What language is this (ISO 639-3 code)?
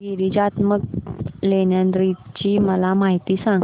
mar